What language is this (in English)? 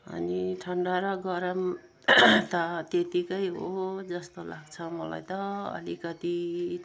Nepali